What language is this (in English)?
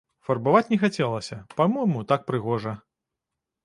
Belarusian